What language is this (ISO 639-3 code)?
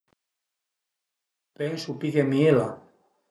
pms